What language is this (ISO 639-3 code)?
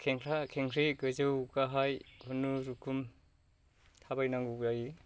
brx